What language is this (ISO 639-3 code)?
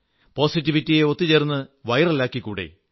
mal